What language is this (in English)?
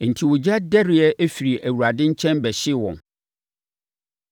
Akan